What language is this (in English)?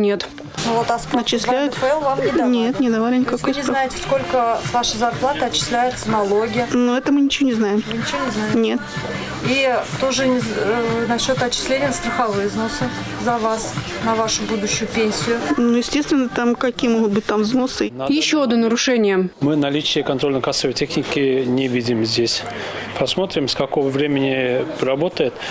Russian